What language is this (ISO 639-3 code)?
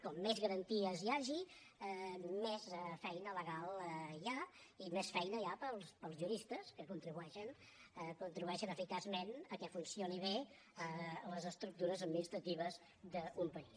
cat